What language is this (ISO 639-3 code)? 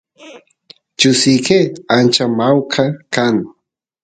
qus